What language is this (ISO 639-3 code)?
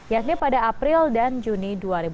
ind